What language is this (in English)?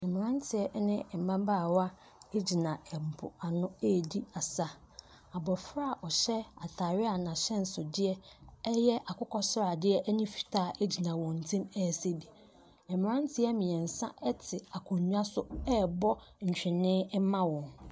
Akan